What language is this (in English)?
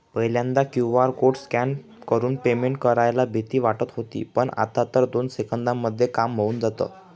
Marathi